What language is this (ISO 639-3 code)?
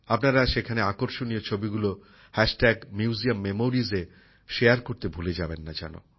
ben